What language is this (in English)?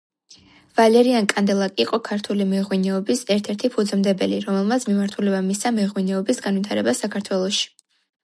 Georgian